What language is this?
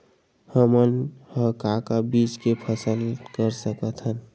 Chhattisgarhi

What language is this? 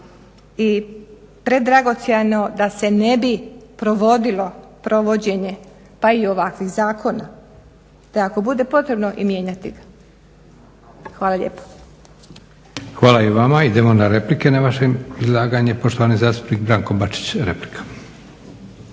Croatian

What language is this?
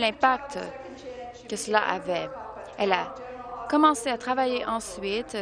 French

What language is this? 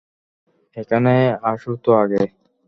Bangla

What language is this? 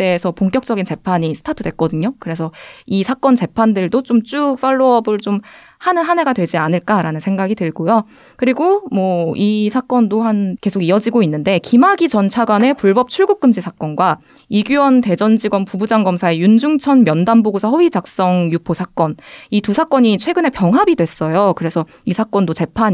Korean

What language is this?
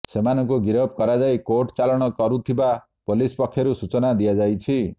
Odia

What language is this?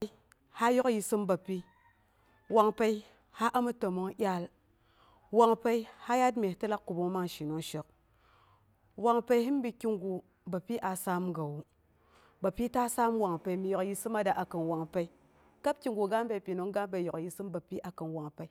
Boghom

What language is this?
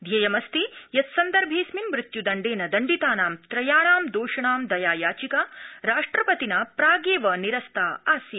Sanskrit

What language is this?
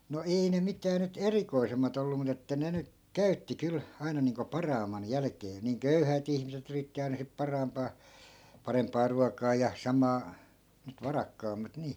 Finnish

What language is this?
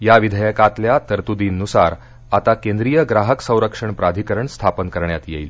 Marathi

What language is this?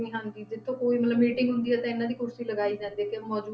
Punjabi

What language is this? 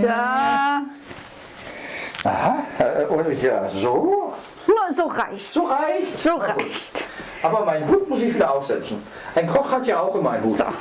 German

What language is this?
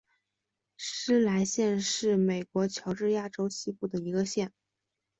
Chinese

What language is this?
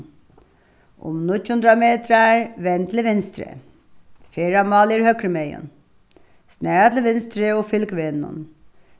Faroese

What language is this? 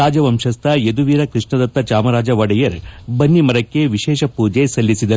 Kannada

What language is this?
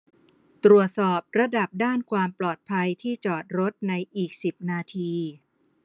Thai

